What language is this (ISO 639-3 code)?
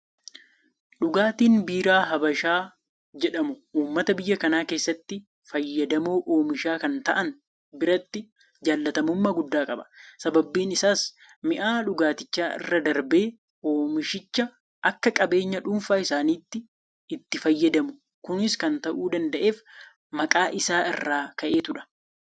orm